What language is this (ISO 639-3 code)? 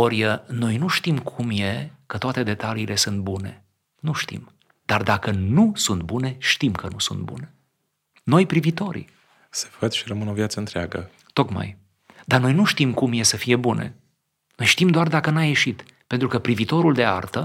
ron